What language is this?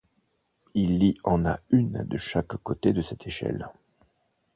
French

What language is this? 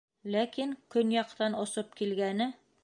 Bashkir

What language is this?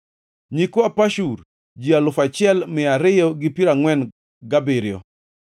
Luo (Kenya and Tanzania)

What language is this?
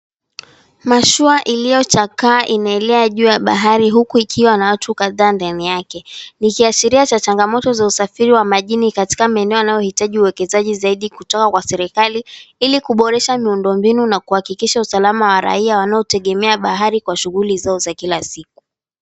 Swahili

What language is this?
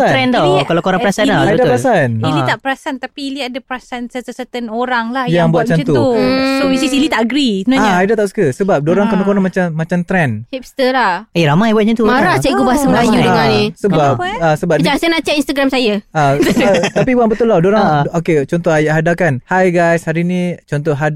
Malay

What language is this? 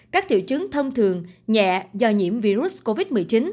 Vietnamese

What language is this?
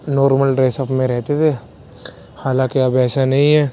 Urdu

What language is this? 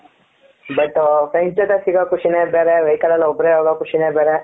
Kannada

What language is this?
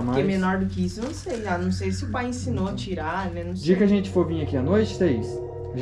Portuguese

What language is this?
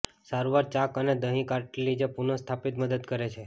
Gujarati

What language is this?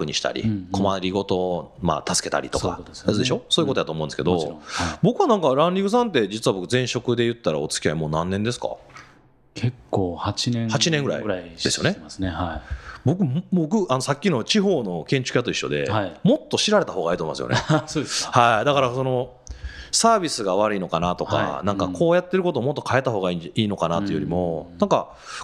Japanese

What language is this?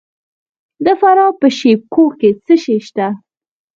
Pashto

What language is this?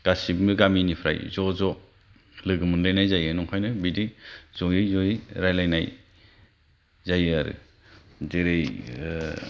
Bodo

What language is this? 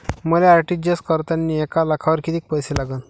Marathi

